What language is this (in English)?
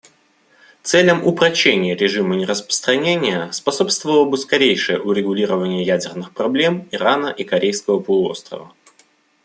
Russian